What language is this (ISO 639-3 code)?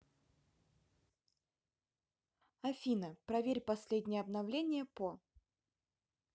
rus